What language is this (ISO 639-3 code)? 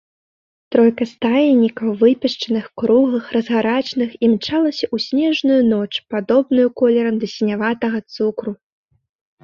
bel